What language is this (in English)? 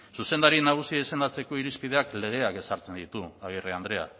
Basque